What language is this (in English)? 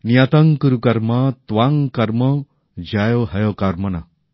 Bangla